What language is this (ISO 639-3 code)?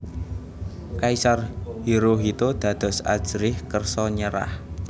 jav